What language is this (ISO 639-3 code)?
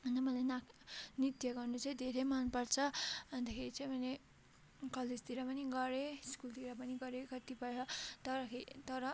nep